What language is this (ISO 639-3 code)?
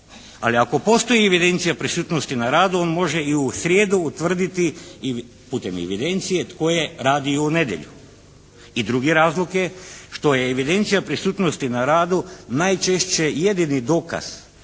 hrv